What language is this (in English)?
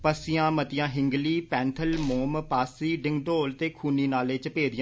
Dogri